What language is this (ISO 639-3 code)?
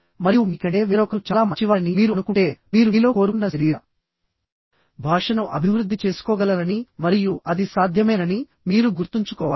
tel